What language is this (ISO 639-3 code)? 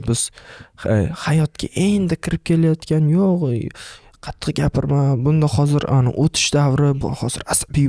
tur